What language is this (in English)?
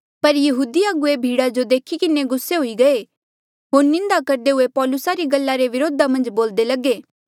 Mandeali